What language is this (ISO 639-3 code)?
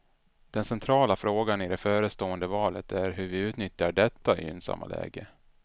swe